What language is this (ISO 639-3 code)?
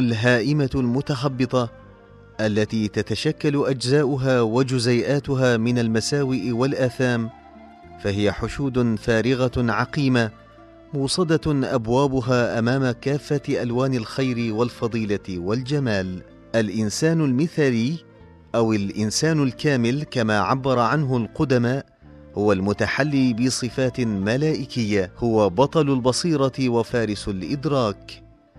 ara